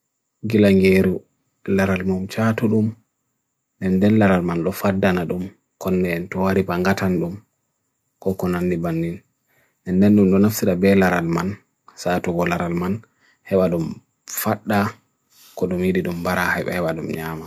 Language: Bagirmi Fulfulde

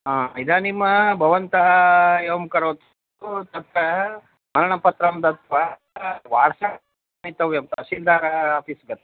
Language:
Sanskrit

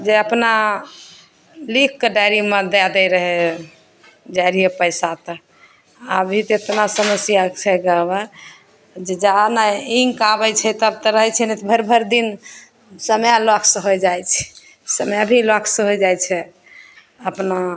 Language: Maithili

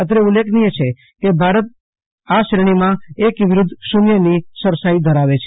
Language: Gujarati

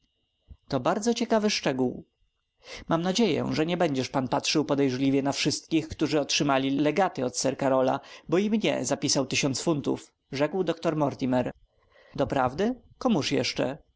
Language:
Polish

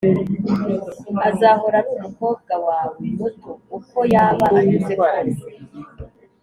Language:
Kinyarwanda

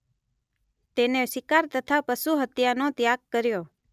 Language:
Gujarati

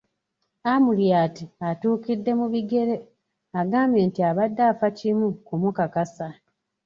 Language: Ganda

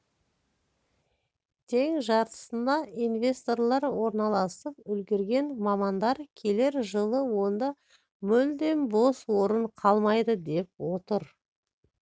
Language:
Kazakh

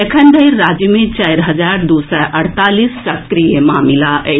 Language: Maithili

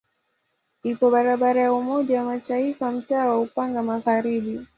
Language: Swahili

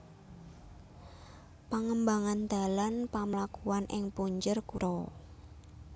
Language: Javanese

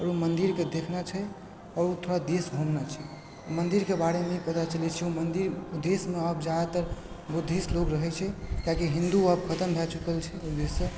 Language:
Maithili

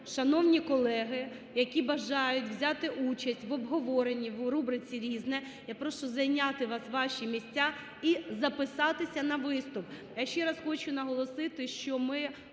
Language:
Ukrainian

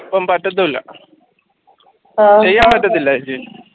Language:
Malayalam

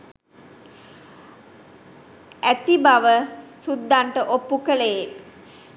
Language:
Sinhala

